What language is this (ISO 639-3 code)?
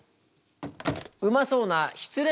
jpn